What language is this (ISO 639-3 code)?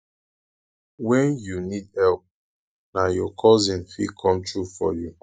pcm